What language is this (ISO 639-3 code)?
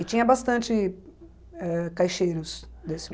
por